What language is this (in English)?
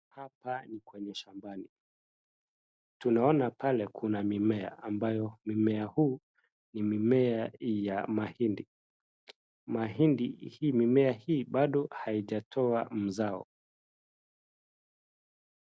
Swahili